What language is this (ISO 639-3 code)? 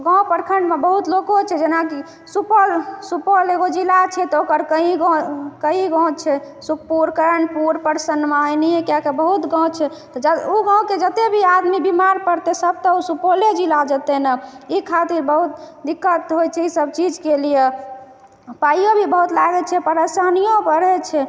mai